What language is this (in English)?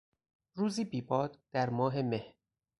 Persian